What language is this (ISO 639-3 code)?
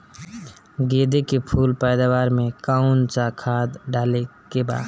bho